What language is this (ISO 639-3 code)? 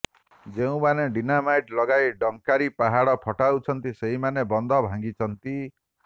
ori